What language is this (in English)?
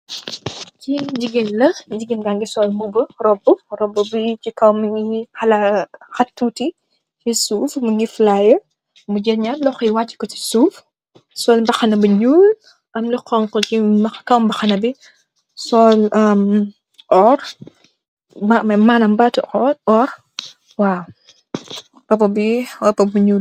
Wolof